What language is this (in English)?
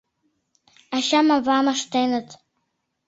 Mari